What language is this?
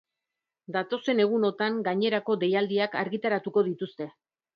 Basque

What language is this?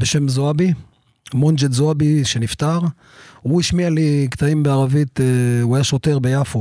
Hebrew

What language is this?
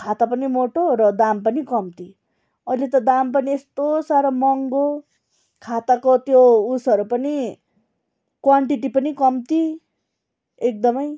Nepali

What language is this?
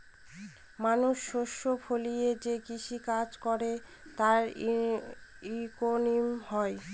Bangla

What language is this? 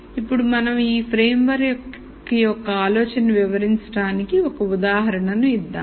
Telugu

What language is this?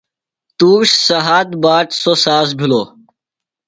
Phalura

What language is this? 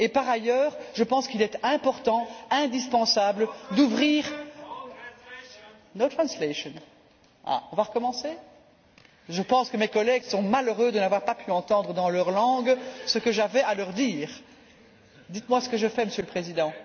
French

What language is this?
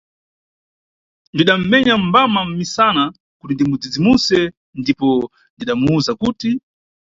Nyungwe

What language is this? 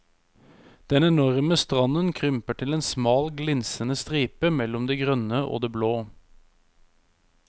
Norwegian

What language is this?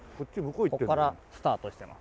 Japanese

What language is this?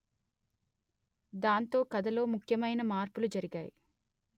Telugu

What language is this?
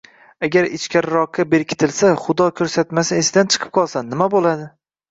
Uzbek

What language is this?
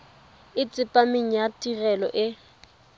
Tswana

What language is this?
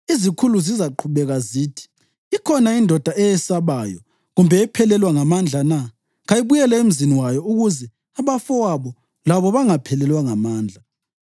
North Ndebele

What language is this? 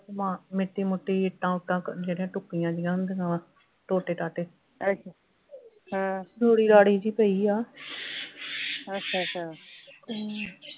Punjabi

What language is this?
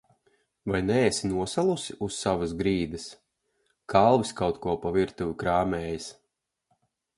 Latvian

